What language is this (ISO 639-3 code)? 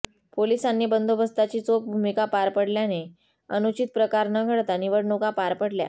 mar